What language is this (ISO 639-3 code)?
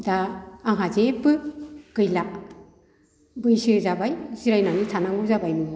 brx